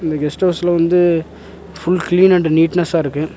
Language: Tamil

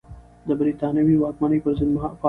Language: Pashto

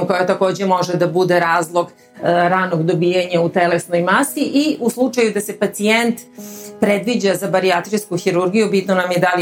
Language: Croatian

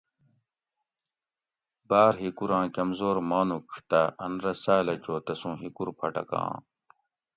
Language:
Gawri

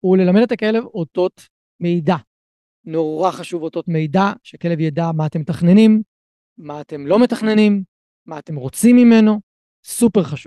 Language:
Hebrew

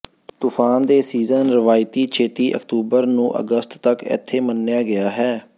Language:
Punjabi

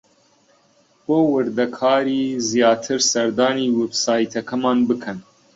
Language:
Central Kurdish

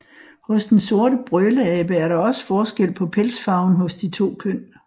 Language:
Danish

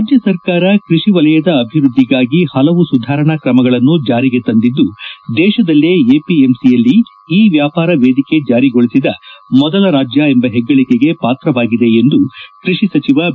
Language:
Kannada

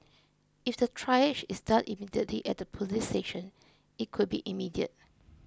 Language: English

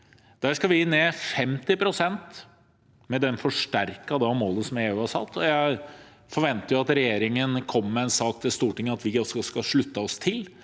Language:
Norwegian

